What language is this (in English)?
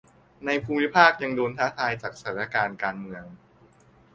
Thai